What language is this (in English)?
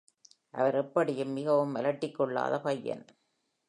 Tamil